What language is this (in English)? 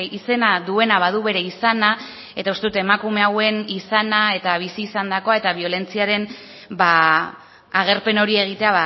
Basque